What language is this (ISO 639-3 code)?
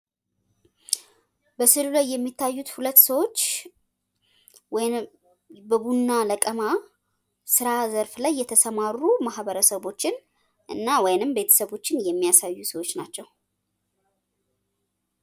amh